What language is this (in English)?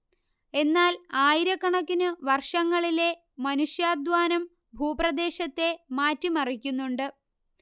Malayalam